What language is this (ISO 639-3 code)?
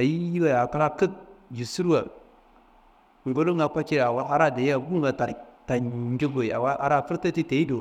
kbl